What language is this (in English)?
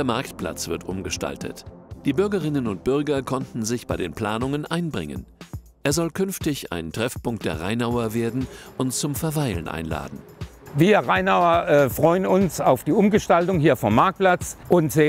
German